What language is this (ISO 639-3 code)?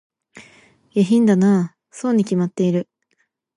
jpn